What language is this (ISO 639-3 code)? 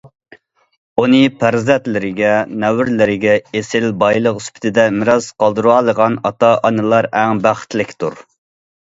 uig